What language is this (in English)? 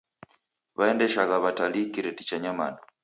Taita